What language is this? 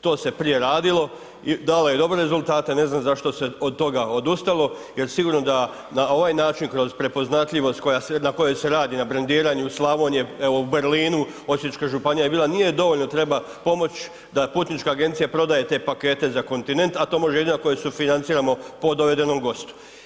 Croatian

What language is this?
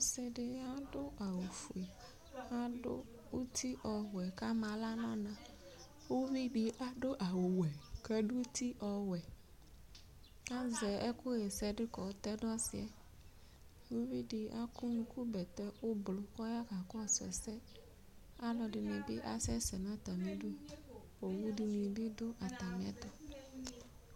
Ikposo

